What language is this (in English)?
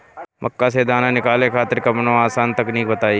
Bhojpuri